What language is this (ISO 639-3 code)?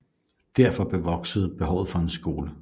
dan